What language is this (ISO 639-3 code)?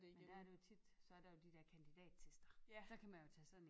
dan